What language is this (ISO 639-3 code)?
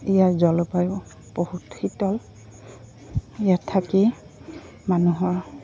asm